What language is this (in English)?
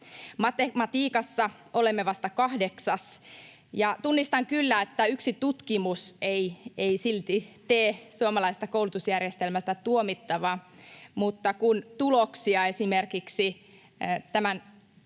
Finnish